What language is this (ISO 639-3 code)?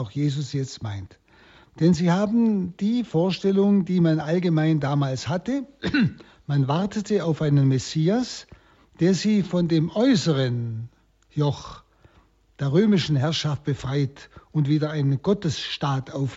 deu